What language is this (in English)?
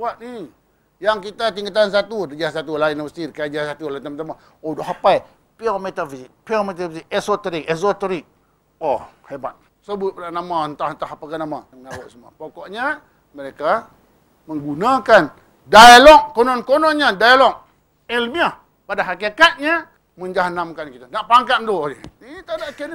Malay